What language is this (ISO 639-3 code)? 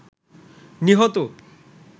ben